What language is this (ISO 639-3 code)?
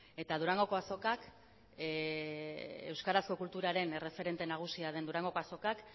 eus